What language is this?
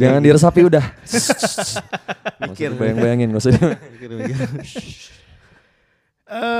Indonesian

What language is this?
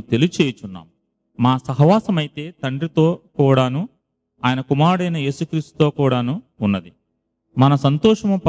Telugu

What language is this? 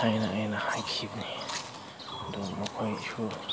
Manipuri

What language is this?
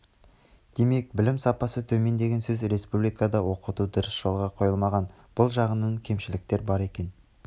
Kazakh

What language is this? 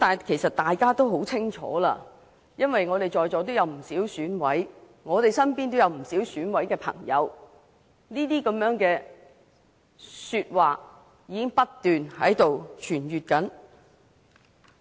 Cantonese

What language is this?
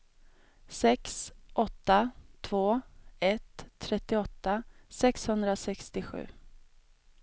Swedish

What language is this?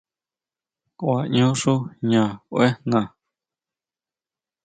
Huautla Mazatec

